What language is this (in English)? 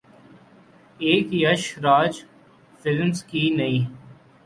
Urdu